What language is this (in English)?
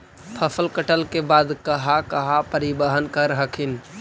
Magahi